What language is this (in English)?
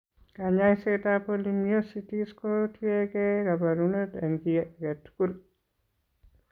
Kalenjin